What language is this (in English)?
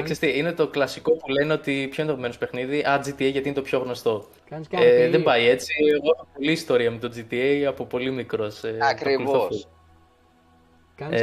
Greek